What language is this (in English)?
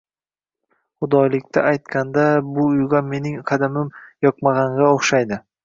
Uzbek